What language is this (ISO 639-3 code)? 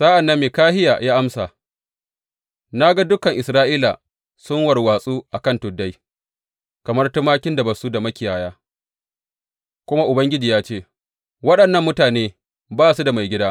hau